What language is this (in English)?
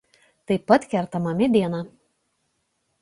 Lithuanian